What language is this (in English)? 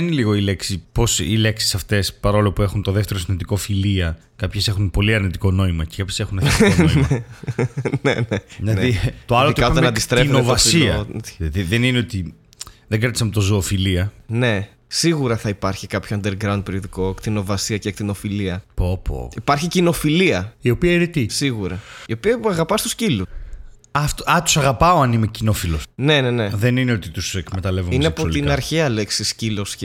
Greek